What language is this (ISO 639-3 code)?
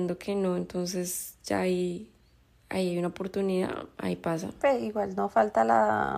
spa